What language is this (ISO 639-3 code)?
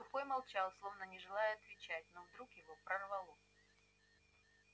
rus